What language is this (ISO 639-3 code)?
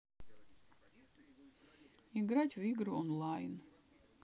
rus